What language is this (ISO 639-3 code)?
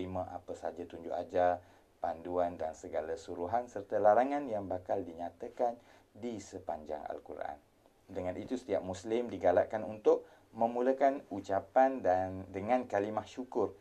msa